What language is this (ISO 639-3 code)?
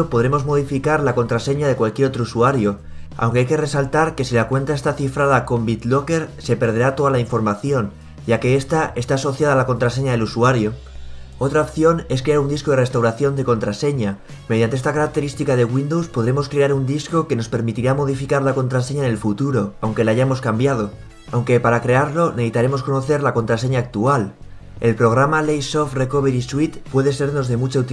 spa